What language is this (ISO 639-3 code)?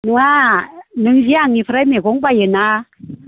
brx